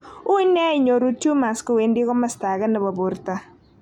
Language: Kalenjin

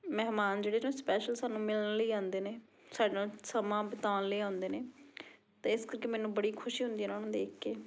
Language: Punjabi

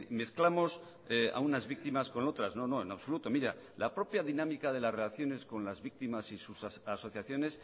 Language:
Spanish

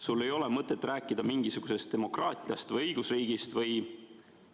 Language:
Estonian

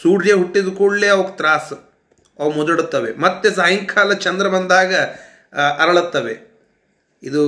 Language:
Kannada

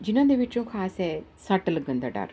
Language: Punjabi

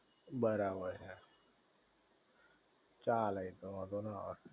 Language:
Gujarati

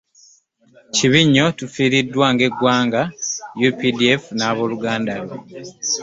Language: Ganda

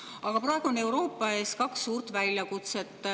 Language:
Estonian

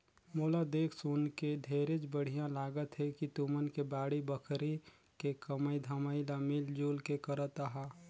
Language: Chhattisgarhi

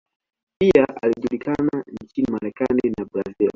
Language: Swahili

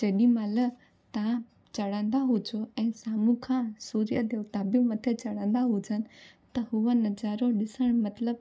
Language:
Sindhi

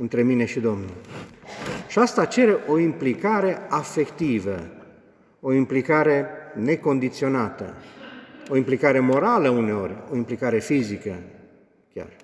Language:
Romanian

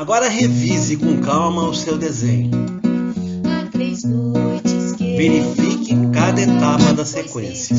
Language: Portuguese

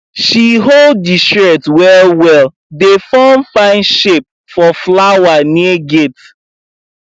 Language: Nigerian Pidgin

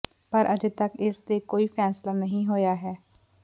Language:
Punjabi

